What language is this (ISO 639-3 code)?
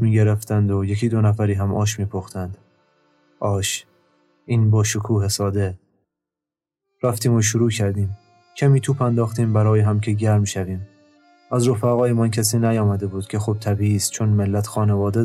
fas